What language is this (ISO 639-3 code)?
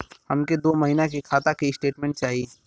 bho